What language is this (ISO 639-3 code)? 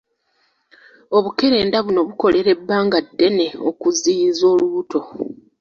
lug